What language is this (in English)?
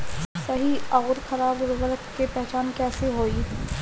Bhojpuri